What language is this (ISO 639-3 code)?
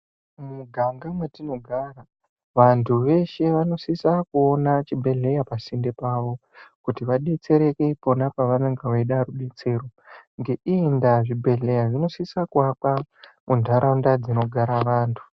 ndc